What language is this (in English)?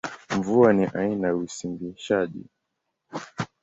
Swahili